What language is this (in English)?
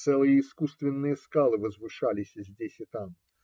Russian